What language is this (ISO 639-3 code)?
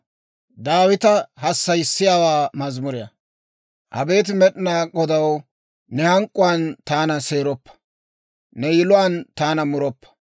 dwr